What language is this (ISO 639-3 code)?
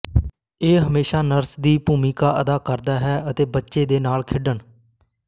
pan